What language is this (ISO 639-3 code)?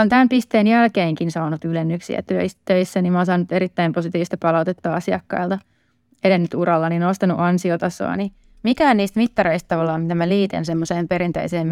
fin